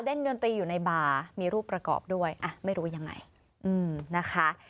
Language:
Thai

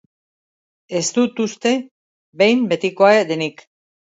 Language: Basque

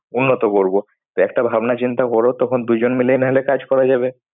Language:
Bangla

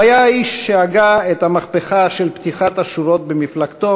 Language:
Hebrew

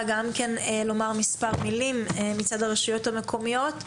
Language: Hebrew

